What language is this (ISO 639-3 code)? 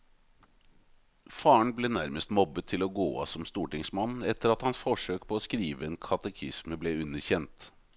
nor